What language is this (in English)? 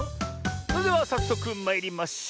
Japanese